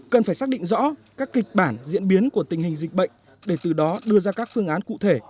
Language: Vietnamese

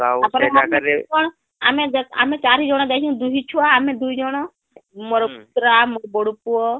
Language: Odia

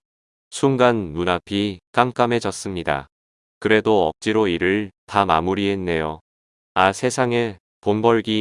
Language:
Korean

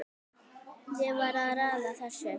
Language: Icelandic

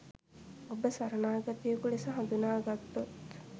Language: Sinhala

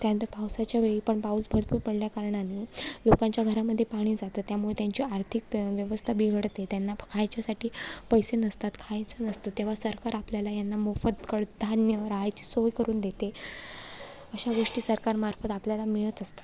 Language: Marathi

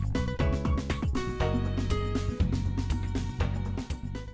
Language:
Vietnamese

